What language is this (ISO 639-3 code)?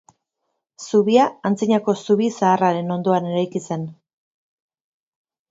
eus